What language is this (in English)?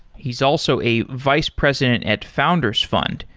English